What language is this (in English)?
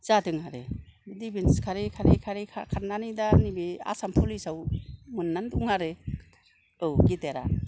Bodo